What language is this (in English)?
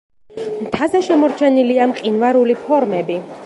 Georgian